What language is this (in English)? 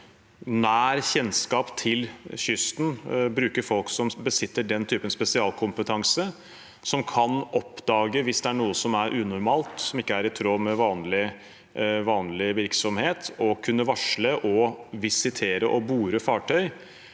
Norwegian